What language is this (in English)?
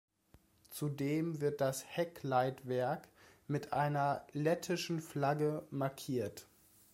German